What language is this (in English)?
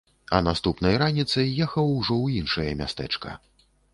Belarusian